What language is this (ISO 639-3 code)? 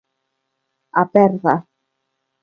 glg